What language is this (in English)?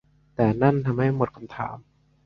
Thai